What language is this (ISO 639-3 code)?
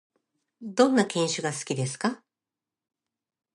jpn